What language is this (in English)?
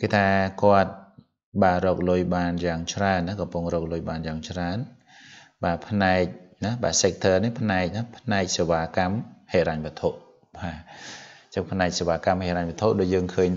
Vietnamese